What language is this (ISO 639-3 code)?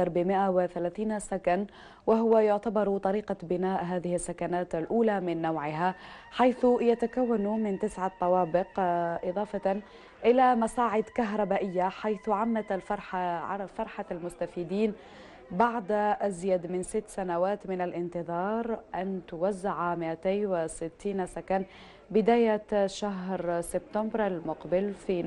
ara